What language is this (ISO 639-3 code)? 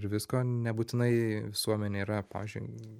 lit